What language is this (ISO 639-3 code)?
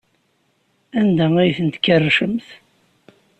kab